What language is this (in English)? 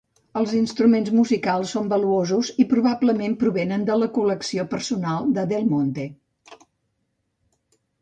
Catalan